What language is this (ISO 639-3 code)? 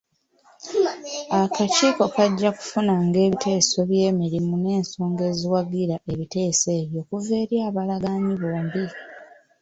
lug